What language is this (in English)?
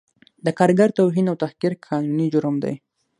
Pashto